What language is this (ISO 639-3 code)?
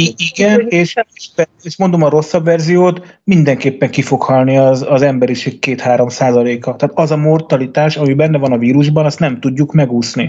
hun